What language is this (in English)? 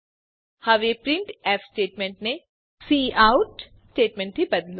Gujarati